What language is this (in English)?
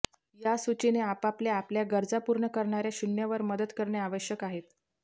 Marathi